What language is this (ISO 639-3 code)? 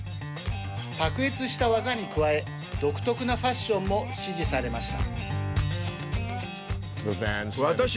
jpn